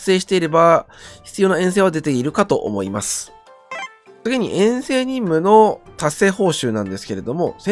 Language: Japanese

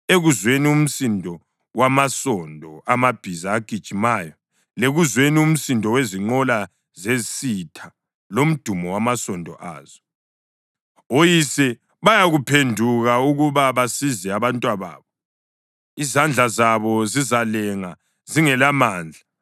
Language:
North Ndebele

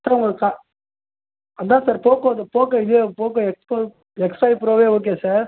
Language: Tamil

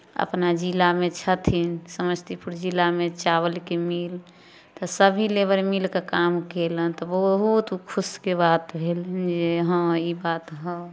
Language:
Maithili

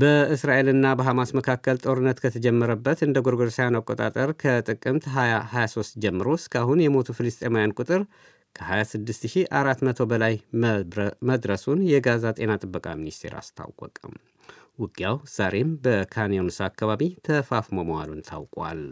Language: Amharic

